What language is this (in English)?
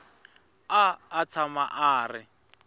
Tsonga